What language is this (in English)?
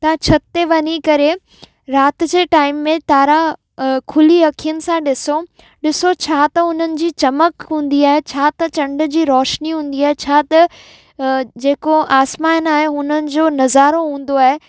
Sindhi